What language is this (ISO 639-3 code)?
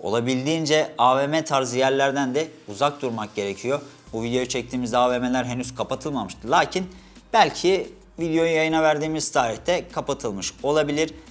tur